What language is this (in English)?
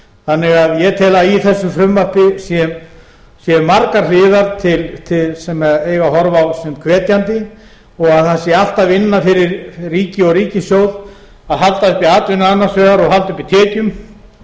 Icelandic